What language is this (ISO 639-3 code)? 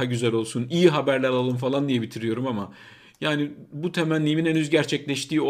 tur